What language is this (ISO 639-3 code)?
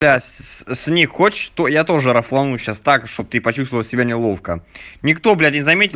rus